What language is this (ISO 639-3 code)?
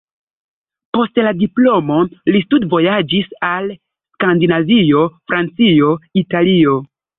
epo